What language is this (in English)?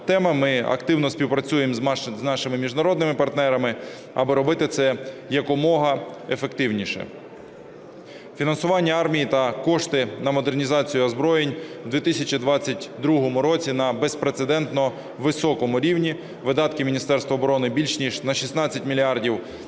Ukrainian